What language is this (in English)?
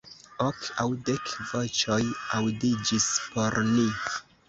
Esperanto